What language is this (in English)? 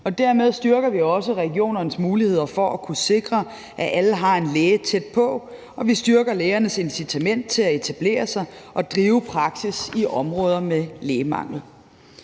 Danish